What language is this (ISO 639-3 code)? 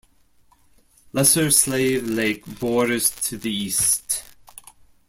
eng